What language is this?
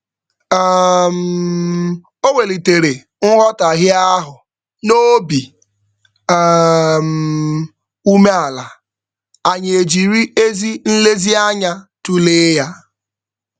Igbo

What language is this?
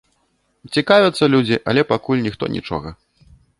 Belarusian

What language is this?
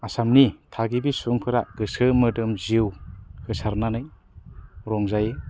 Bodo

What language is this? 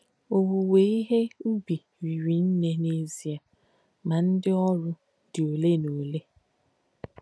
Igbo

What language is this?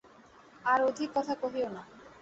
Bangla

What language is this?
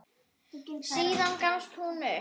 Icelandic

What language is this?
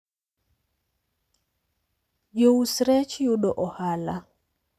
Luo (Kenya and Tanzania)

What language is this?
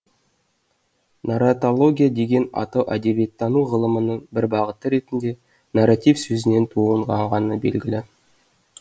Kazakh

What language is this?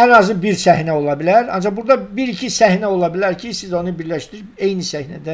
Turkish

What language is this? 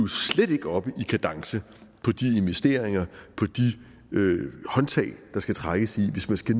Danish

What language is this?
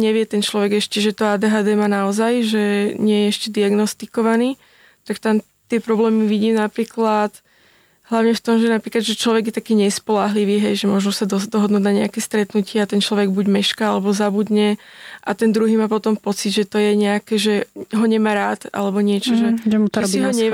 Slovak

